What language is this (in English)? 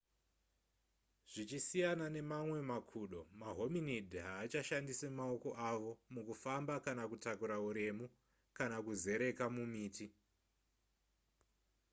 Shona